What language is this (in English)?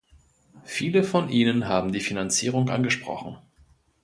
German